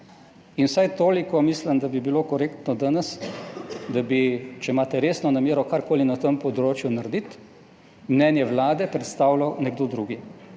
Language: Slovenian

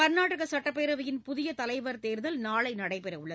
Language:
Tamil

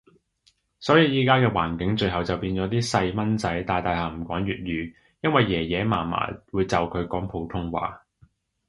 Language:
Cantonese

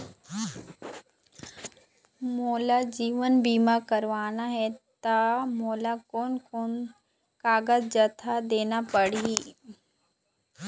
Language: Chhattisgarhi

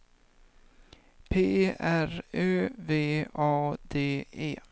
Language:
Swedish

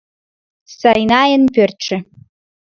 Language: Mari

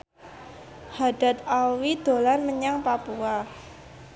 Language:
Javanese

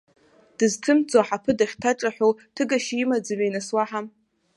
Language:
Abkhazian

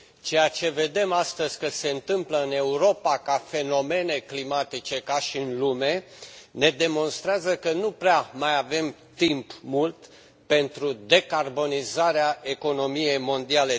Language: Romanian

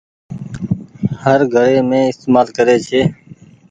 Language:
Goaria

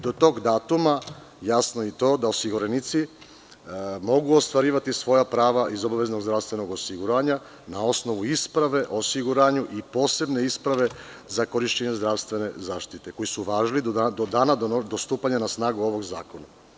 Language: Serbian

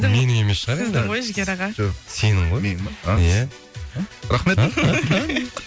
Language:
Kazakh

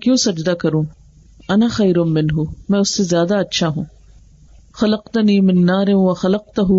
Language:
Urdu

